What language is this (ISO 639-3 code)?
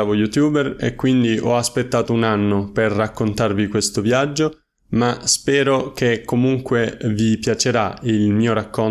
ita